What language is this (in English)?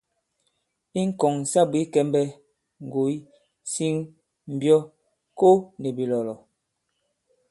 Bankon